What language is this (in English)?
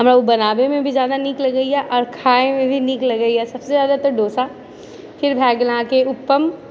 Maithili